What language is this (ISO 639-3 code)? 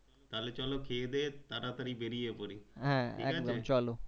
ben